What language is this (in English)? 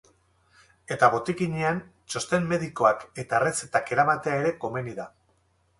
Basque